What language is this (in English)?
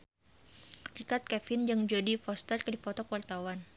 Sundanese